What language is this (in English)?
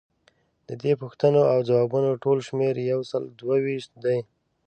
Pashto